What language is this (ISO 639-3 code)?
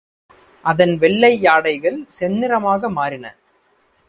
tam